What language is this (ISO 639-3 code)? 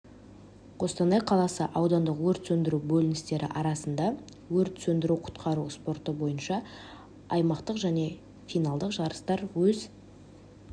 kaz